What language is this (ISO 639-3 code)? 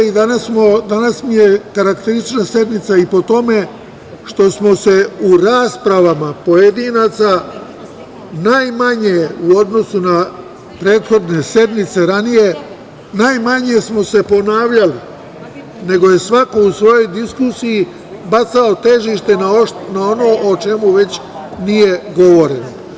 srp